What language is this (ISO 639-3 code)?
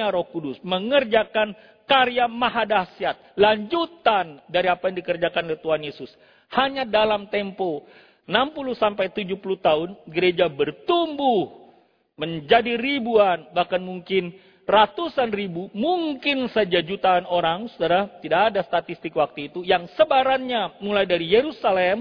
ind